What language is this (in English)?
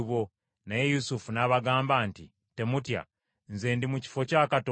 Ganda